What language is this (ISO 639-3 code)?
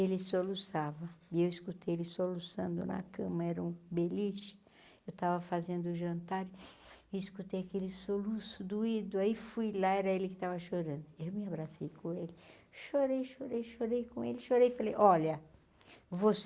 por